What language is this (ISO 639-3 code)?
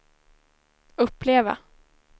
swe